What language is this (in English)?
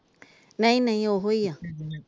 Punjabi